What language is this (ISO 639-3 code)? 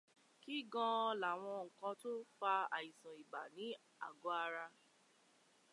yor